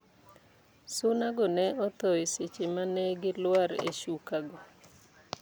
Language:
Luo (Kenya and Tanzania)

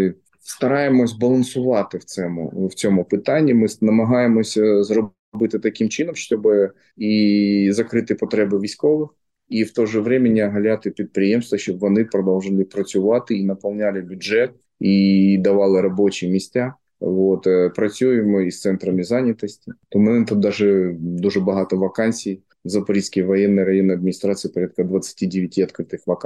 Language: Ukrainian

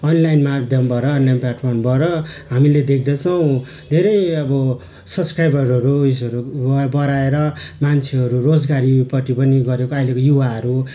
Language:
Nepali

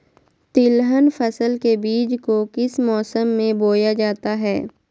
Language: Magahi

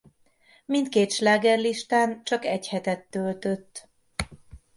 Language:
Hungarian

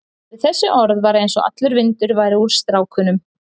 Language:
Icelandic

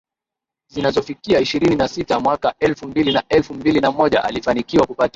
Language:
Swahili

